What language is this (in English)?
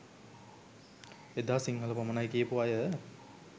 Sinhala